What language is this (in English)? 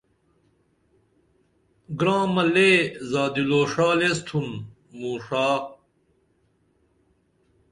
Dameli